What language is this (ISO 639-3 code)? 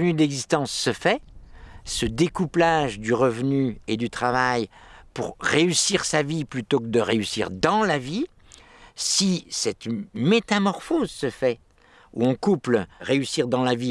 fra